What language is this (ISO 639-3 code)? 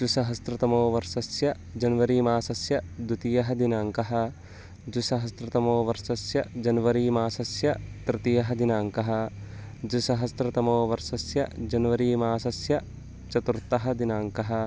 san